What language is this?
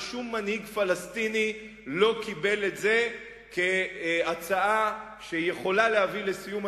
Hebrew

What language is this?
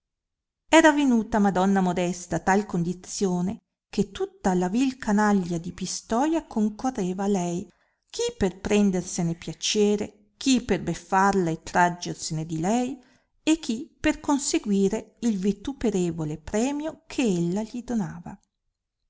Italian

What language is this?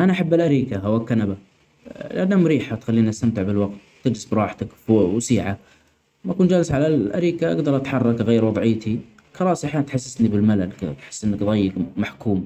Omani Arabic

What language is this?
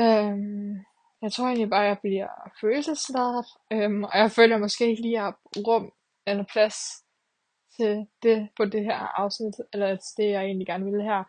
Danish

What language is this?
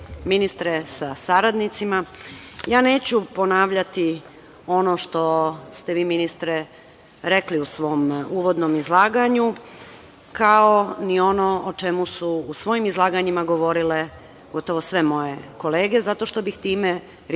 Serbian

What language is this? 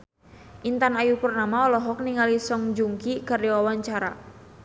Sundanese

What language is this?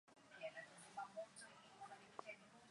Swahili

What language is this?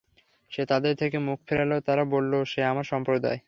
Bangla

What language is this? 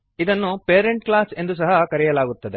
Kannada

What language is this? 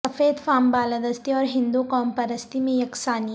Urdu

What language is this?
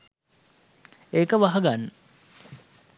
Sinhala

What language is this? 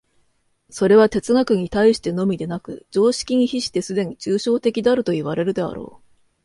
Japanese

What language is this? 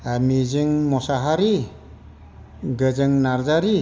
Bodo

